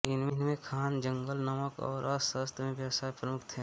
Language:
Hindi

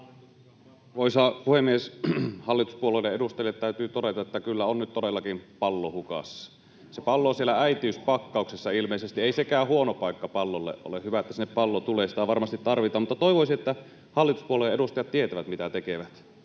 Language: Finnish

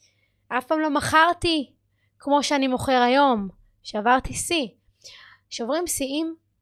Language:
Hebrew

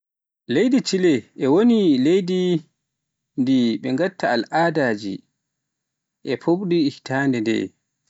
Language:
Pular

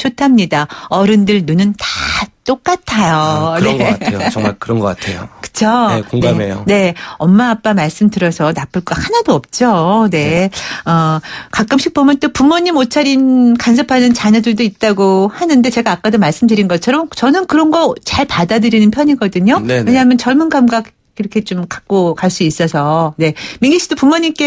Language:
Korean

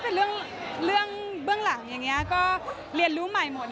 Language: Thai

